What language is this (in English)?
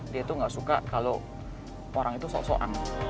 Indonesian